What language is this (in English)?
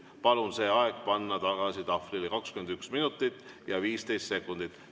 Estonian